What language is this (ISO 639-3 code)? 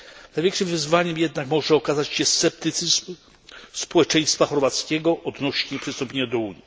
pol